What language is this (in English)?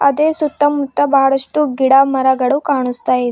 Kannada